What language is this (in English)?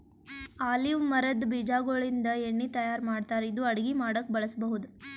Kannada